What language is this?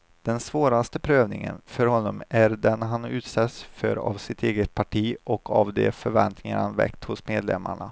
Swedish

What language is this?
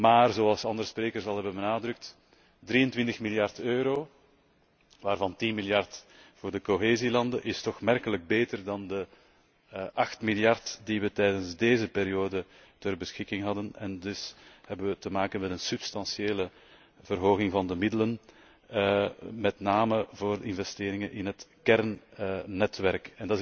Dutch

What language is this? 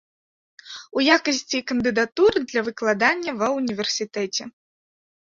Belarusian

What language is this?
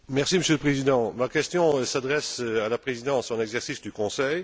French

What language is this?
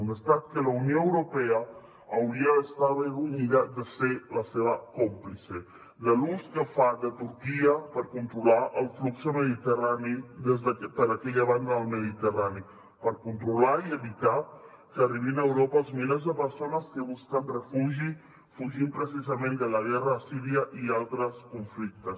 Catalan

